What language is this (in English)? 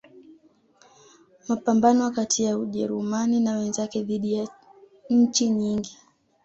Swahili